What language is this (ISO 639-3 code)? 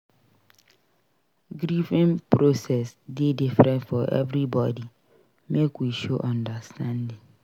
pcm